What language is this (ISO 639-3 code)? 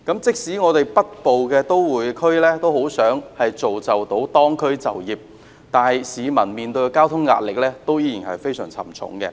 yue